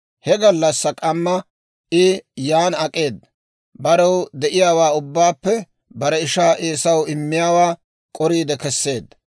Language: Dawro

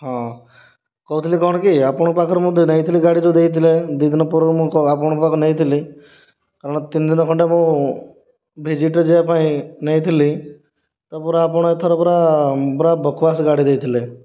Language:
Odia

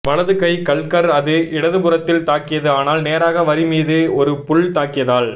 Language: Tamil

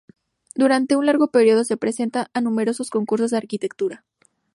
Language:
Spanish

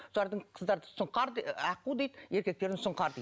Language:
Kazakh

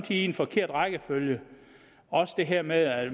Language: Danish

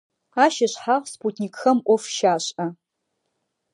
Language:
Adyghe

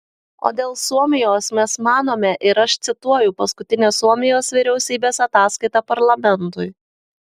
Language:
Lithuanian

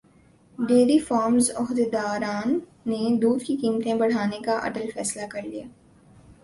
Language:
Urdu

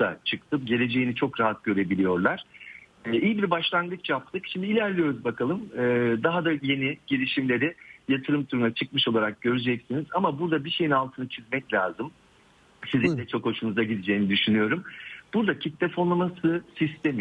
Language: Turkish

